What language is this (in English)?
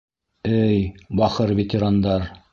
Bashkir